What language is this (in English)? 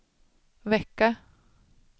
Swedish